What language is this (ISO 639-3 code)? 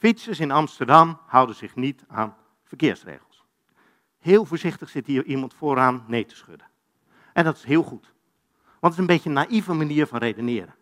nld